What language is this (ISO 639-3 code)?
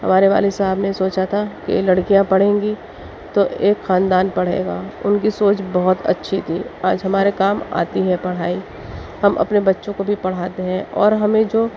urd